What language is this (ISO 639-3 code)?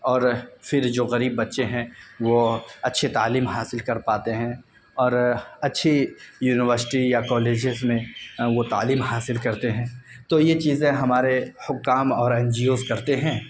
urd